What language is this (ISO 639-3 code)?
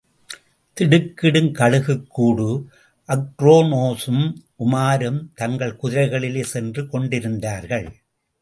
tam